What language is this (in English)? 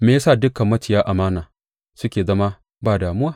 Hausa